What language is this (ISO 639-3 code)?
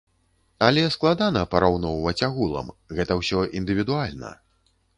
bel